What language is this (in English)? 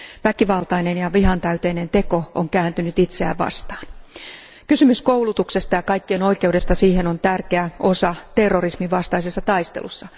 Finnish